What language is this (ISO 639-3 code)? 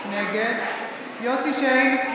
heb